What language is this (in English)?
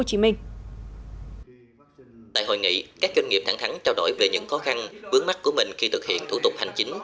Vietnamese